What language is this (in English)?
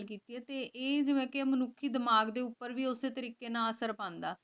Punjabi